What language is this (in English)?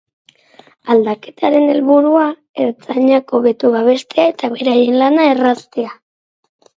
Basque